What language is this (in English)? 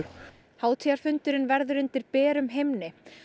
Icelandic